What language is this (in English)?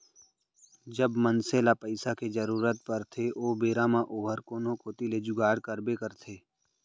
Chhattisgarhi